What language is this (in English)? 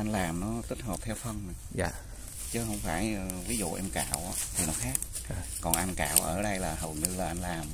Vietnamese